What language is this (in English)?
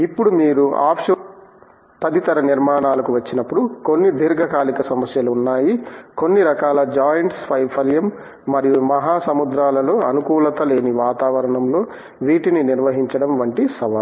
Telugu